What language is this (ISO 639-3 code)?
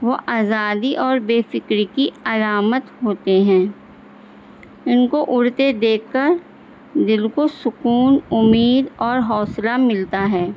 urd